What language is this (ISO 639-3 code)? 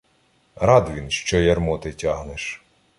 ukr